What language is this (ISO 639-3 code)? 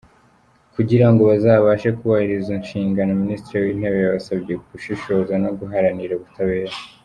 kin